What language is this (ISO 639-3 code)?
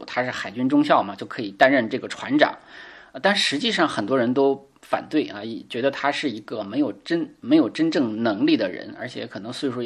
zho